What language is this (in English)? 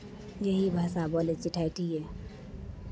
Maithili